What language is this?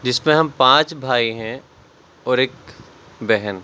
Urdu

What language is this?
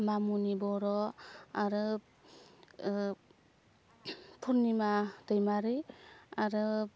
Bodo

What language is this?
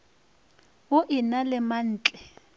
Northern Sotho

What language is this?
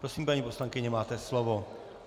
Czech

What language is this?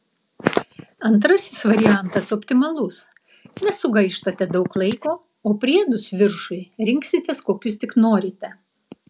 Lithuanian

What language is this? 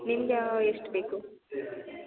Kannada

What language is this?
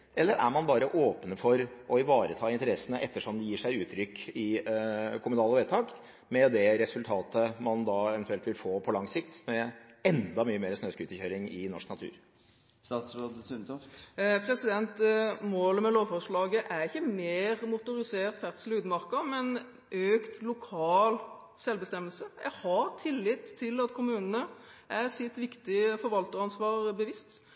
Norwegian Bokmål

